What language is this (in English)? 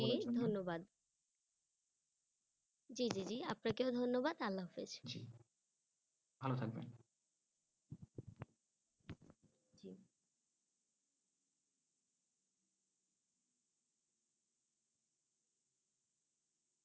Bangla